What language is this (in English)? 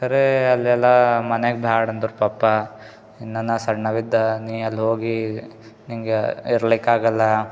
Kannada